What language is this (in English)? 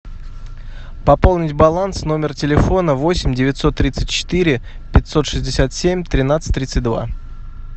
Russian